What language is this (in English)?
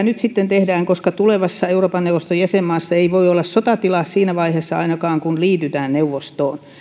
Finnish